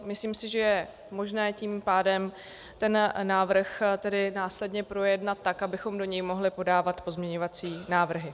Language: Czech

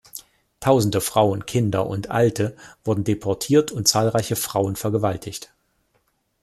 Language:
German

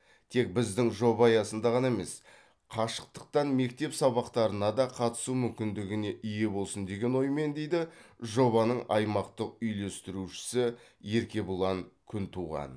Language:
Kazakh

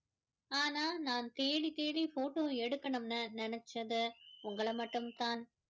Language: Tamil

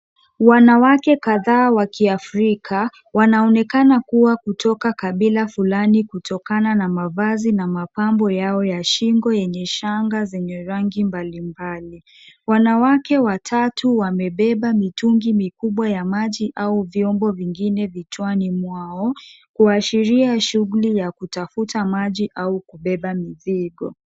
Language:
Swahili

